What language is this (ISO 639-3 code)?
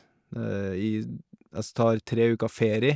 nor